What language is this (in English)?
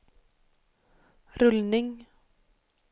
Swedish